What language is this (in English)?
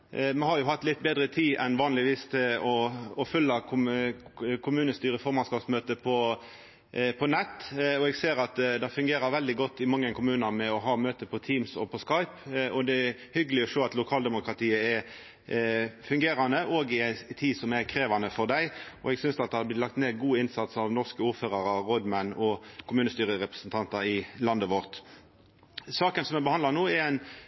Norwegian Nynorsk